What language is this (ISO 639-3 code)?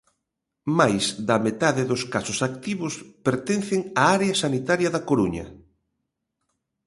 glg